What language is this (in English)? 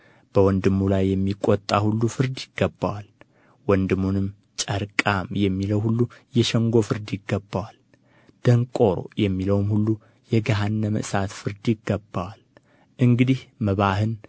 Amharic